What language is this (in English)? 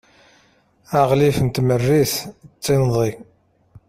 Kabyle